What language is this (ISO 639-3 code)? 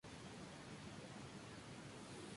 spa